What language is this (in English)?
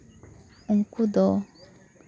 Santali